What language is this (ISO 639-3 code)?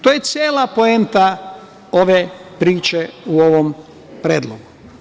srp